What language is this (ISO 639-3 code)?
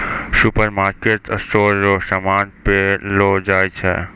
mai